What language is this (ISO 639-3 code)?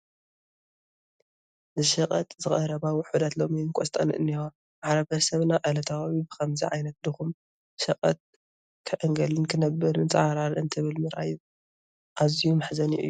tir